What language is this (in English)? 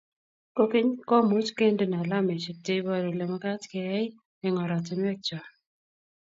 Kalenjin